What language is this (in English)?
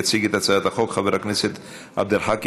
Hebrew